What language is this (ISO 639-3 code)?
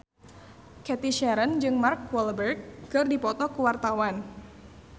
sun